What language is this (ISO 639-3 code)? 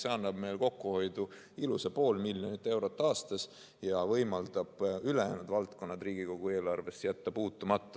est